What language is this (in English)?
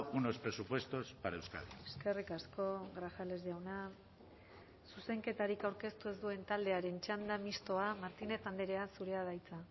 Basque